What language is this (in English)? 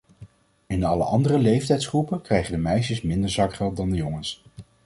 Dutch